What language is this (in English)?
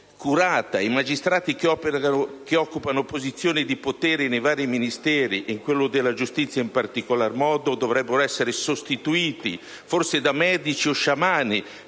Italian